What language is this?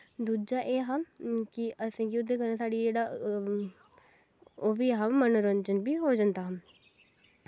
Dogri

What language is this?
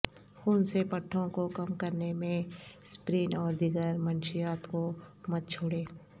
Urdu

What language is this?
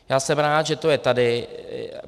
Czech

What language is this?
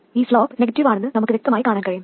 Malayalam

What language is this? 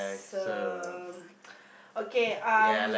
English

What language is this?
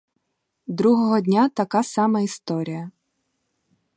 Ukrainian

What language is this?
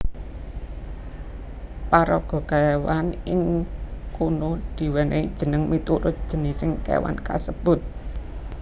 Javanese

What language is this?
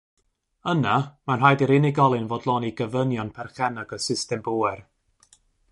Welsh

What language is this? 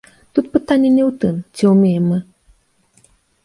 Belarusian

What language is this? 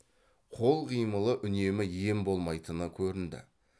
Kazakh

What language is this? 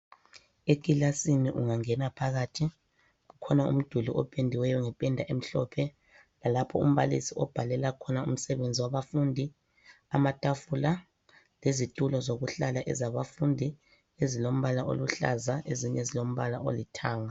North Ndebele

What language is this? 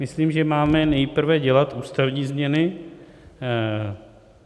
Czech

